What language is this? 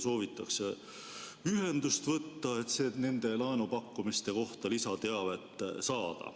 Estonian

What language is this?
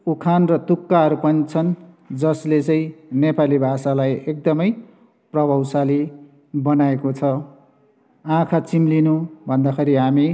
Nepali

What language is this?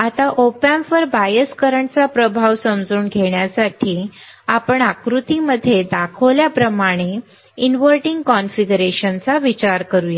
Marathi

